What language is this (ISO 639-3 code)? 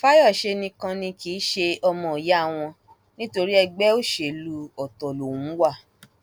yor